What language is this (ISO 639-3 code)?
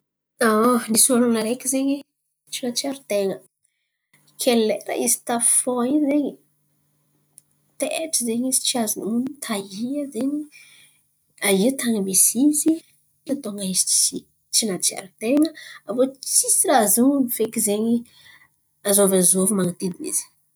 xmv